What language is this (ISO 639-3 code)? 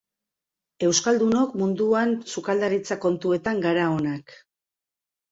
eus